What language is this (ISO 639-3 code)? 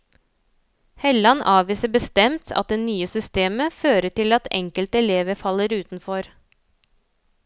nor